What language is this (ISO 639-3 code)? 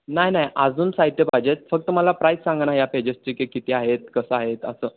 mar